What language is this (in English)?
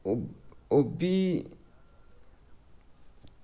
Dogri